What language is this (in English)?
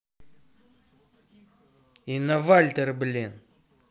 Russian